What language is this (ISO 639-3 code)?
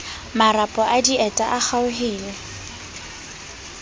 sot